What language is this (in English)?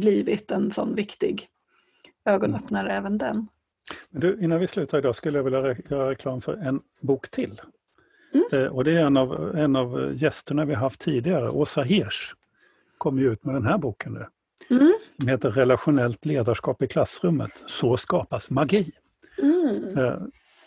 Swedish